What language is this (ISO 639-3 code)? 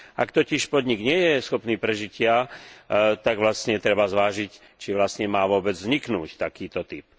slk